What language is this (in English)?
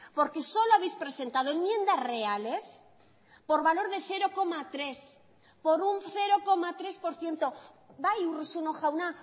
Spanish